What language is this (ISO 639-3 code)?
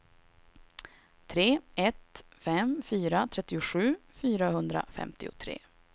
swe